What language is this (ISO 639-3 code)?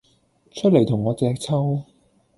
yue